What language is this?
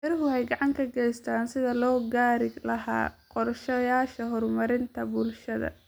Somali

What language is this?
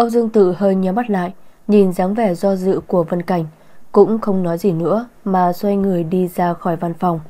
Vietnamese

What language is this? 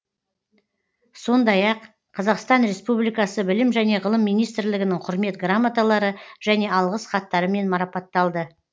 Kazakh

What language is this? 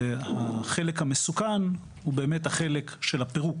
Hebrew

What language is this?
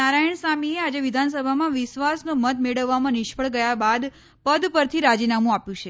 Gujarati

